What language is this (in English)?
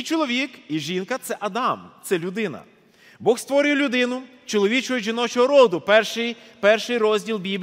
Ukrainian